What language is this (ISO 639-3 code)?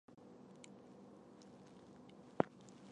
zho